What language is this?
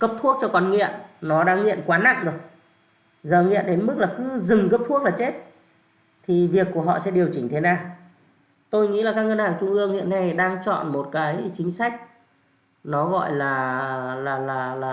Vietnamese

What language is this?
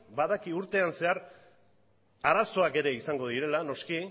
Basque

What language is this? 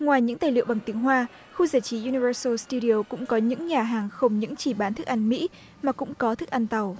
Vietnamese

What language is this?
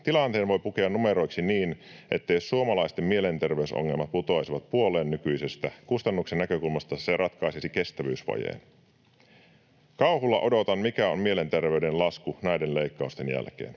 Finnish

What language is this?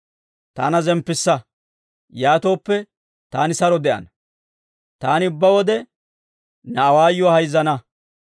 Dawro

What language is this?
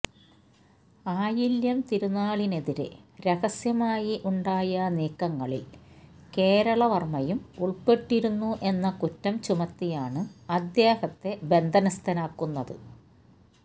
Malayalam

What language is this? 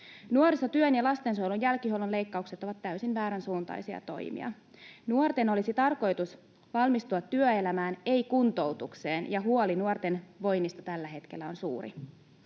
Finnish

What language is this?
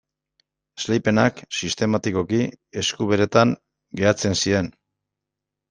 Basque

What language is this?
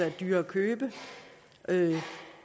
Danish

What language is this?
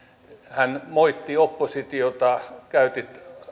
Finnish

